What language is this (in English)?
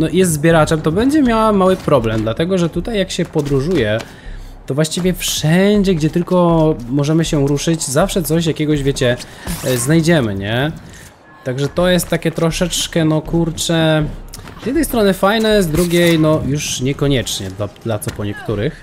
Polish